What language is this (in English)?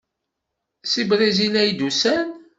Kabyle